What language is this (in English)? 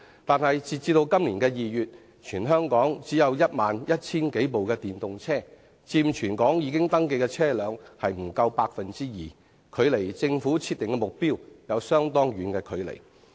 Cantonese